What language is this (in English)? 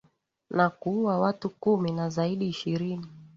Swahili